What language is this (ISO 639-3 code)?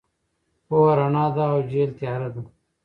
pus